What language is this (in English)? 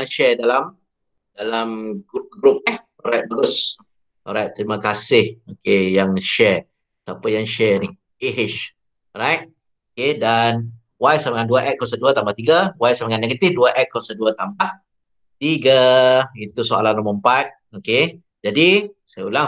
Malay